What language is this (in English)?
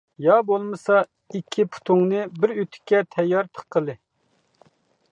Uyghur